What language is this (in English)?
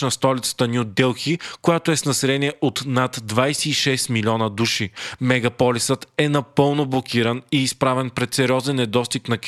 Bulgarian